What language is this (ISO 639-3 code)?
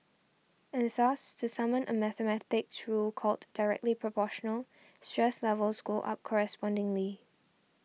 eng